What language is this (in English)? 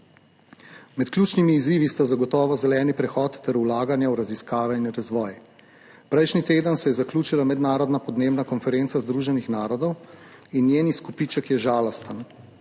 Slovenian